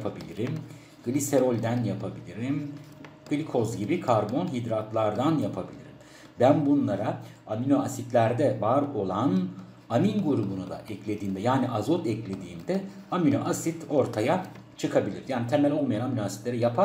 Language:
Turkish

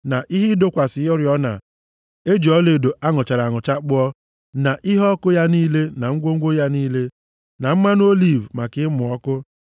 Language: Igbo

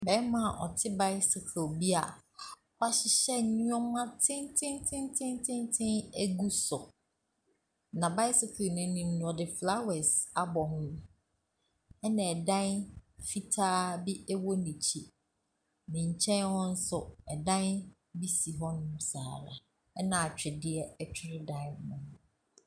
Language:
Akan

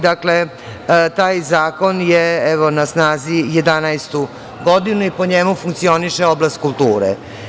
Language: Serbian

